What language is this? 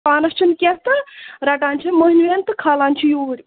Kashmiri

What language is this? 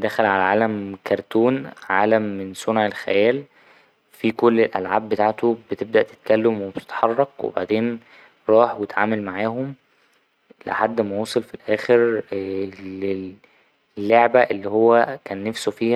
Egyptian Arabic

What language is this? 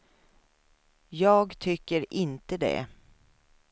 Swedish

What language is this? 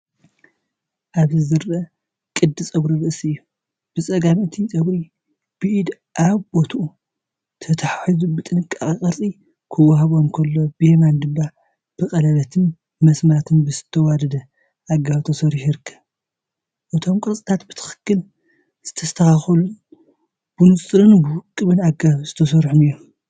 Tigrinya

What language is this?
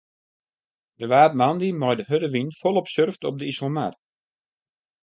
Western Frisian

